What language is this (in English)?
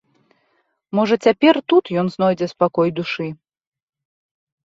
Belarusian